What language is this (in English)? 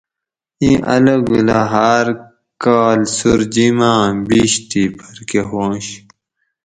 Gawri